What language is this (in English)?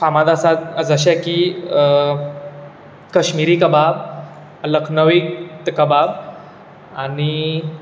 Konkani